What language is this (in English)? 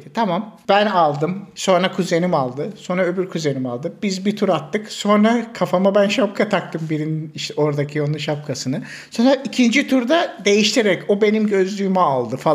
Turkish